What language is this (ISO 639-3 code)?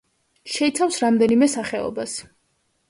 kat